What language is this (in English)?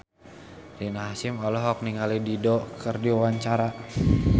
Sundanese